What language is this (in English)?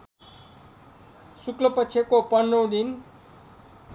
Nepali